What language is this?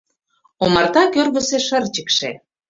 Mari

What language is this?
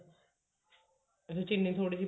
Punjabi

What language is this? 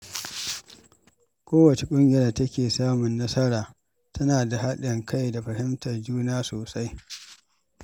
Hausa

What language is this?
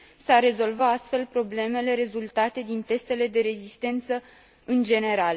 Romanian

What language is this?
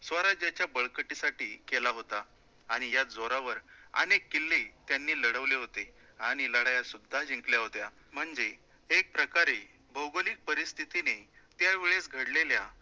Marathi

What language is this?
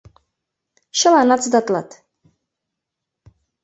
Mari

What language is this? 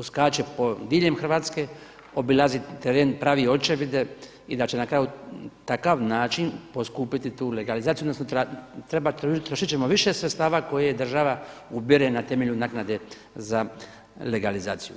Croatian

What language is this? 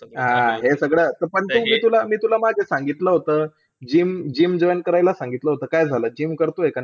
Marathi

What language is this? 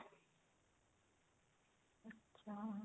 Punjabi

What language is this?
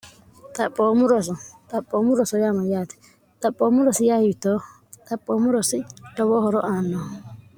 Sidamo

